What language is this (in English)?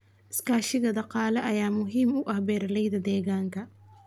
Somali